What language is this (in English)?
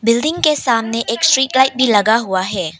Hindi